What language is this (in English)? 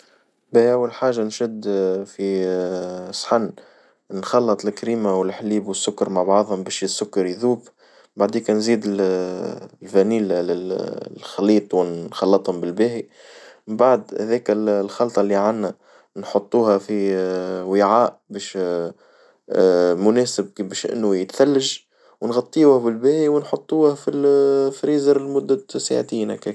Tunisian Arabic